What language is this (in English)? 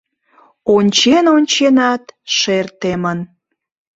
Mari